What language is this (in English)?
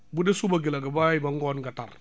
Wolof